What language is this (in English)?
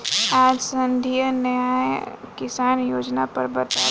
Bhojpuri